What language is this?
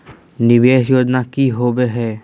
Magahi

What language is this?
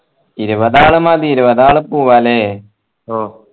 Malayalam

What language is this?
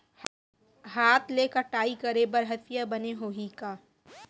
Chhattisgarhi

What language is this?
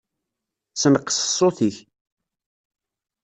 Kabyle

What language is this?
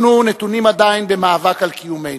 Hebrew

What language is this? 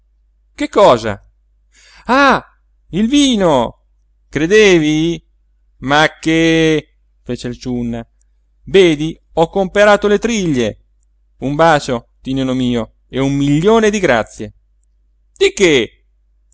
Italian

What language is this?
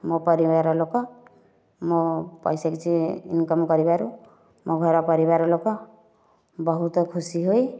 Odia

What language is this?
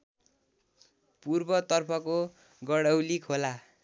Nepali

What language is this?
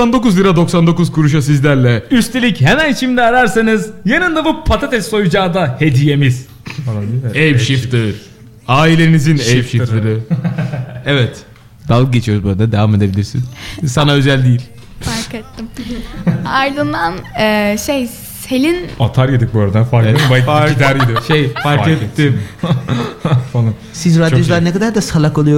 Turkish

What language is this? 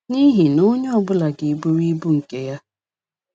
Igbo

